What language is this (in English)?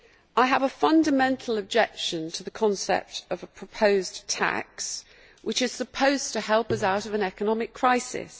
English